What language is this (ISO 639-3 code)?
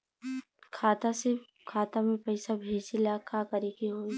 bho